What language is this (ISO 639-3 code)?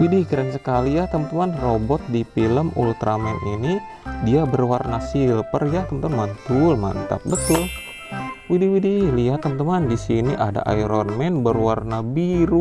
ind